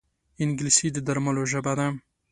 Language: Pashto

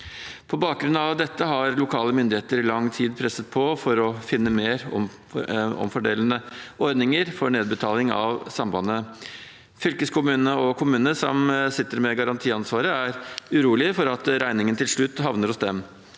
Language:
Norwegian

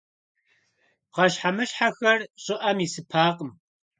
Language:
Kabardian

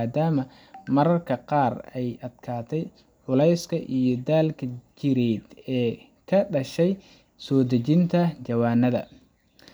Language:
Somali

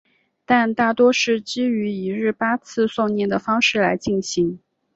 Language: Chinese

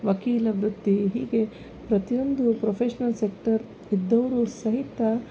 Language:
Kannada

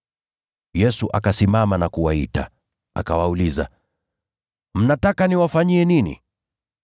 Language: Swahili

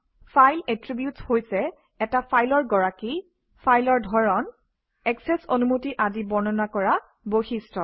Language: Assamese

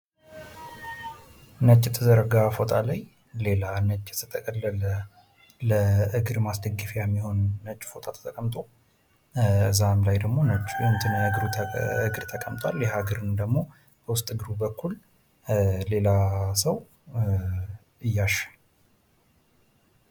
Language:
Amharic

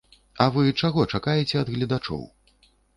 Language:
Belarusian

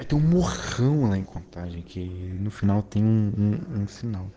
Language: Russian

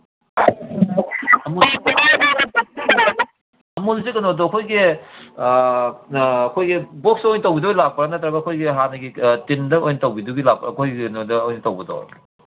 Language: Manipuri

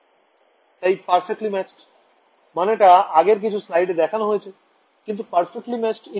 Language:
Bangla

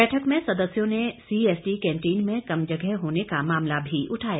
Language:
Hindi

